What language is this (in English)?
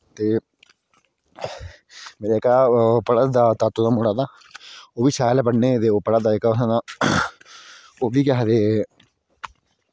Dogri